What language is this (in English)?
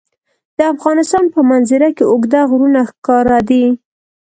Pashto